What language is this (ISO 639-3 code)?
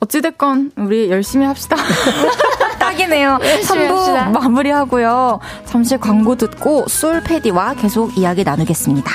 kor